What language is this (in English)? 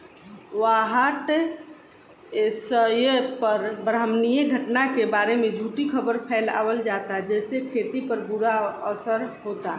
Bhojpuri